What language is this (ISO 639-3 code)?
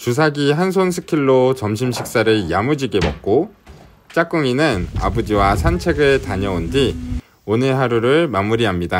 kor